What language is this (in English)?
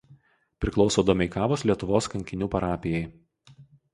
Lithuanian